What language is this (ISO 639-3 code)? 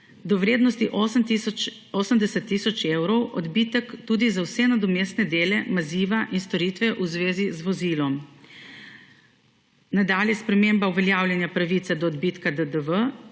slv